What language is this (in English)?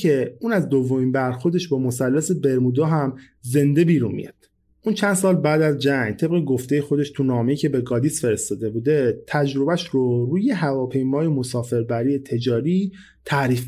Persian